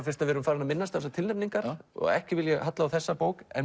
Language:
Icelandic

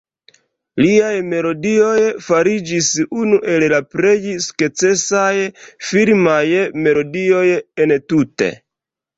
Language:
Esperanto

